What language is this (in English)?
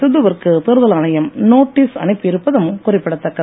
Tamil